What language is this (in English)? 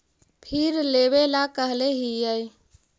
Magahi